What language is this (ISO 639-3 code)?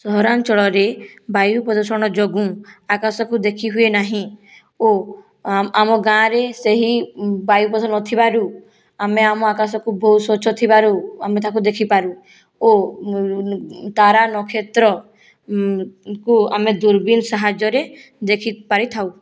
ori